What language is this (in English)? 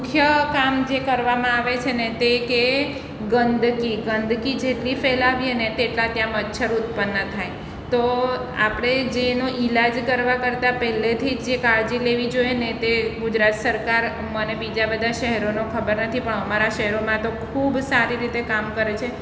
Gujarati